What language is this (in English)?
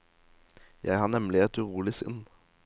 Norwegian